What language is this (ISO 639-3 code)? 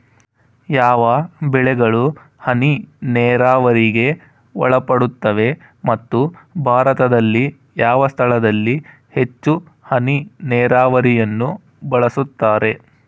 kan